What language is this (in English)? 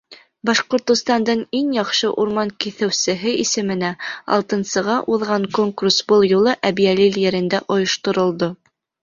Bashkir